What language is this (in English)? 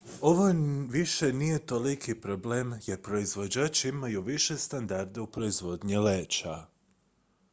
Croatian